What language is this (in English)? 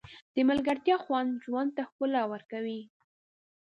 Pashto